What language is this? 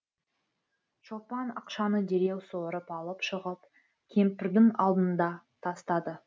Kazakh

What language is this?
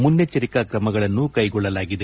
Kannada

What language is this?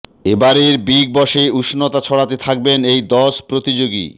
Bangla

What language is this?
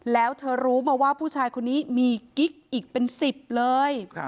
Thai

